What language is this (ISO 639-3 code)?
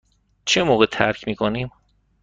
fas